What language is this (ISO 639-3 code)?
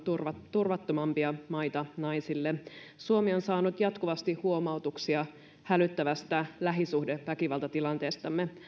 fin